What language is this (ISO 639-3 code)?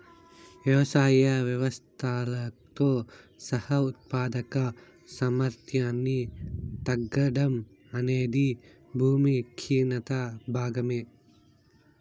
tel